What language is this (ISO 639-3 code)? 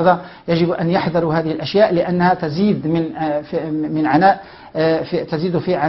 ara